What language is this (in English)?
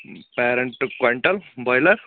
Kashmiri